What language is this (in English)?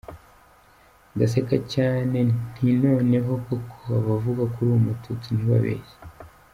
Kinyarwanda